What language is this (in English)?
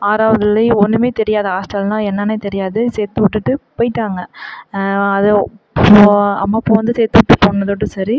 Tamil